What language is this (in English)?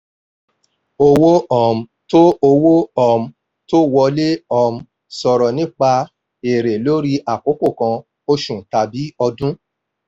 Yoruba